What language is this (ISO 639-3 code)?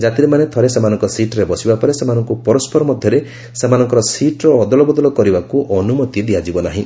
ori